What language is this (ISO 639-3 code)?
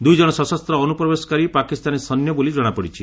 ori